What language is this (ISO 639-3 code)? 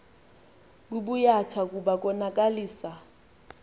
xho